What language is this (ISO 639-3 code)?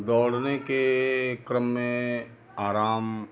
hin